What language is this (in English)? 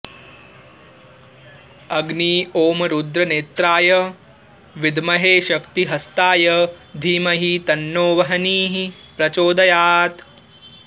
Sanskrit